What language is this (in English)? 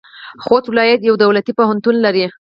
Pashto